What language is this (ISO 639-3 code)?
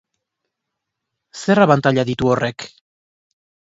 eus